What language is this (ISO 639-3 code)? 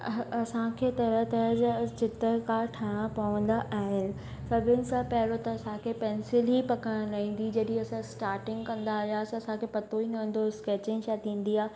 snd